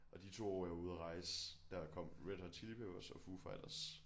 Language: Danish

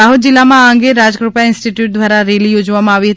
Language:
Gujarati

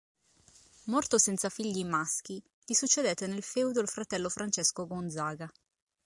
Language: Italian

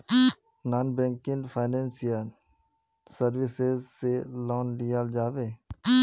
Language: Magahi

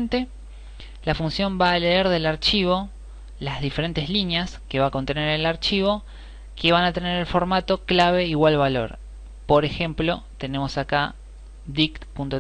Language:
Spanish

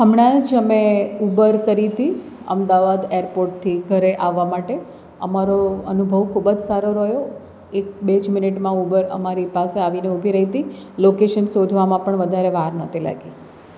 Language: Gujarati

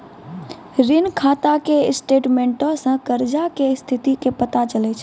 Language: Maithili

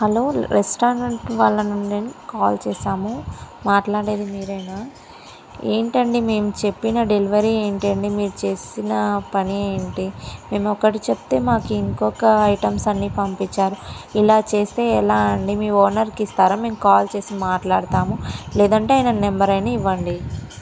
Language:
Telugu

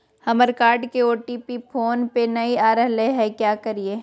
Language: Magahi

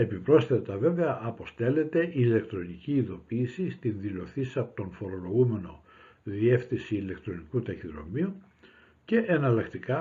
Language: Greek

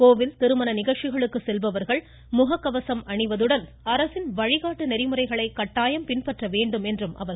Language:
Tamil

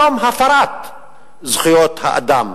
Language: Hebrew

